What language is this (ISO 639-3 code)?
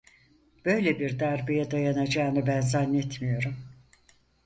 tur